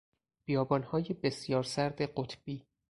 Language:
Persian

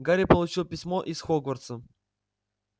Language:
Russian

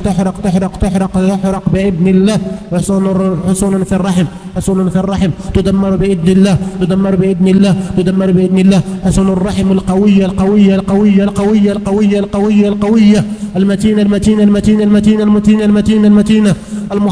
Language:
Arabic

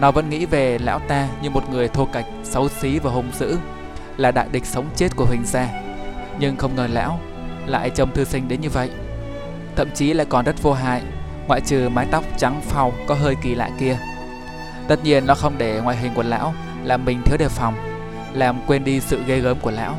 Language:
Vietnamese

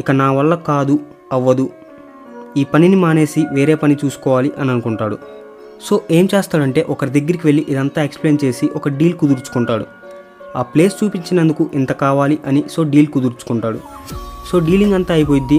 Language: Telugu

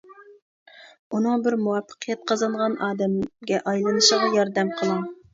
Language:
Uyghur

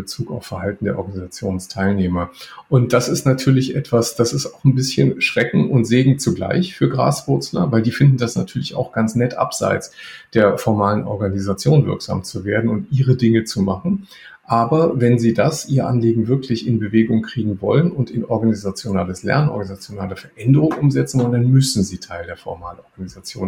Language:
German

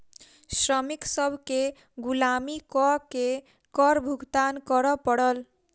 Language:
Maithili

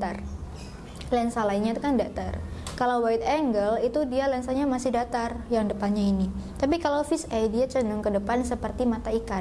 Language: Indonesian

